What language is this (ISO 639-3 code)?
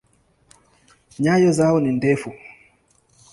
swa